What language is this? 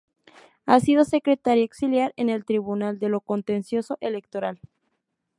Spanish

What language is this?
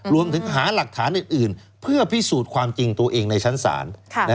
Thai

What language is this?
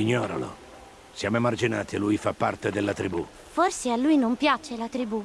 Italian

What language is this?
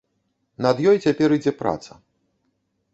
Belarusian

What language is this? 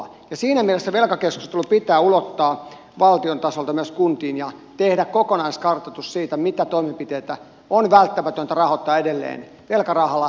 Finnish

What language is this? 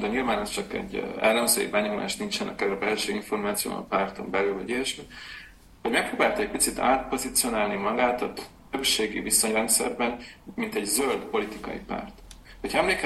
Hungarian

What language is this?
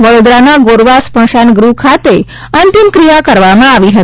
Gujarati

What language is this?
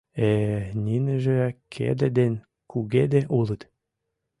Mari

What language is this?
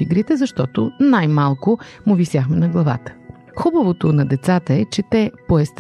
Bulgarian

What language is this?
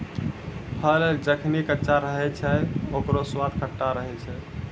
Maithili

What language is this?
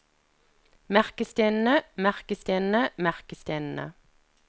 Norwegian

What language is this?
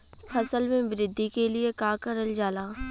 Bhojpuri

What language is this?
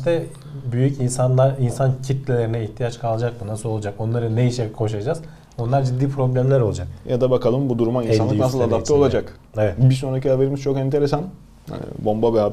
Turkish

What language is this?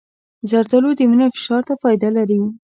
Pashto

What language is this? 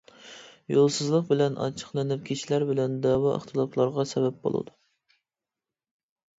Uyghur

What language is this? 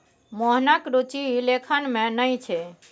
Maithili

